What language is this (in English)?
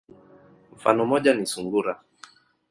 Swahili